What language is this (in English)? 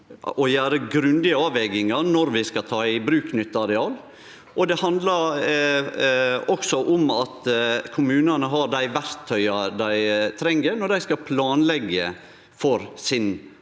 Norwegian